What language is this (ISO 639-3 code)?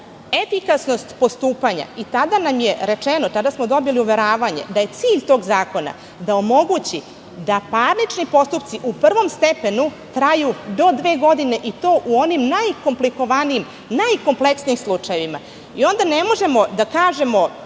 srp